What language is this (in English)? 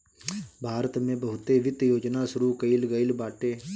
Bhojpuri